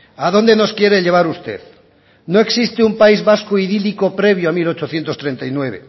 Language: Spanish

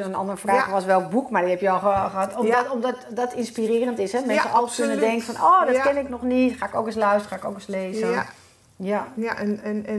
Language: Dutch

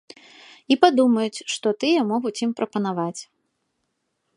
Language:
Belarusian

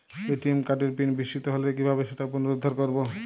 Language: Bangla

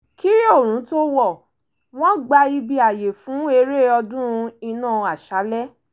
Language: Yoruba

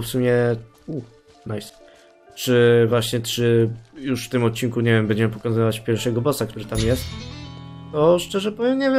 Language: Polish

